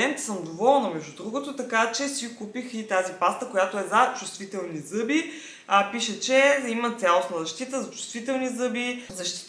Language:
Bulgarian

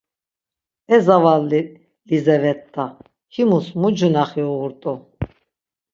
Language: Laz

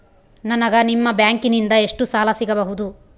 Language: Kannada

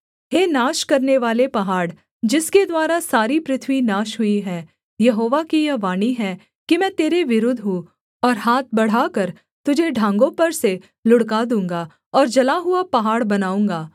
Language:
Hindi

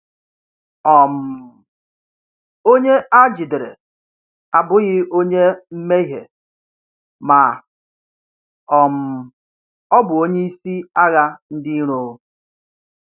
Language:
Igbo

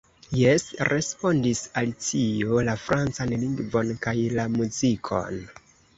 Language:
Esperanto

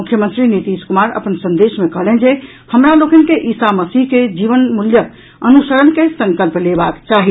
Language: Maithili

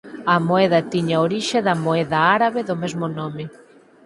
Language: Galician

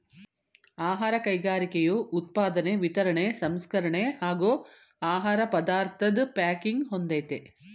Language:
Kannada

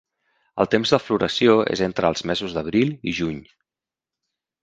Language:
Catalan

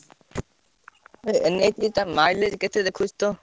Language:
Odia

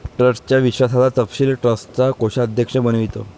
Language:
Marathi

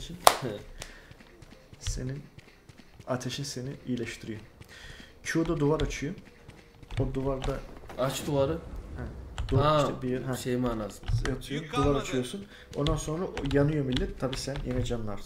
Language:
Turkish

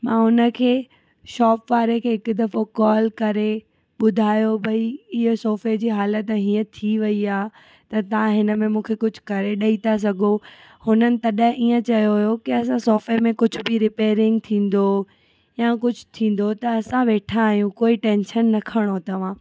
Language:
Sindhi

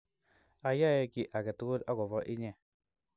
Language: Kalenjin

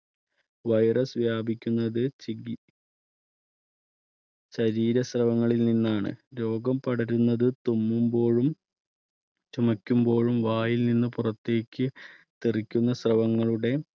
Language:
Malayalam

